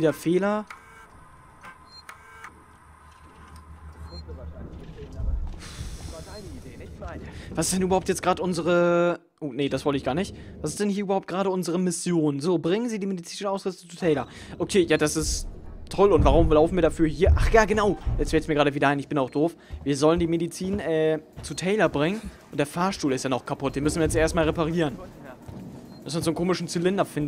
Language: German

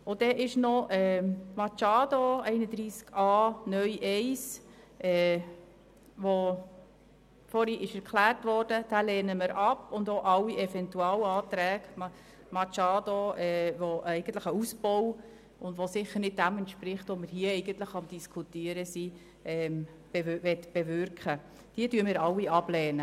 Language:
Swiss German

